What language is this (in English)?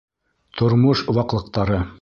Bashkir